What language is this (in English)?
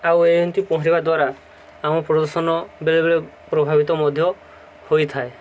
Odia